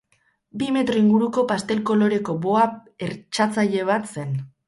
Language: Basque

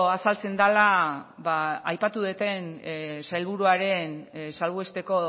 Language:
Basque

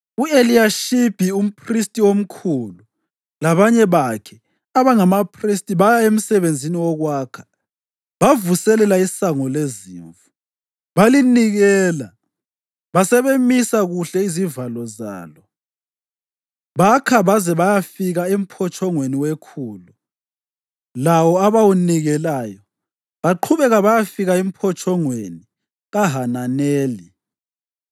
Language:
North Ndebele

